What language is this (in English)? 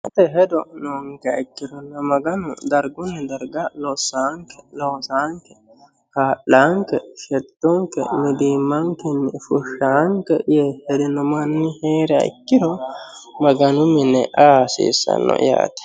Sidamo